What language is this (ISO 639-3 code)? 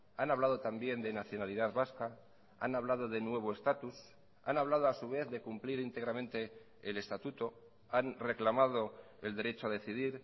spa